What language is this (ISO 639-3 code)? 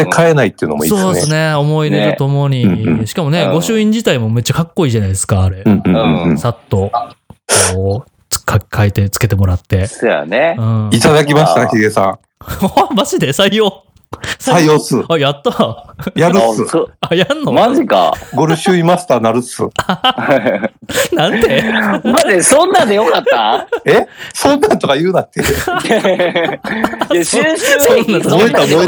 jpn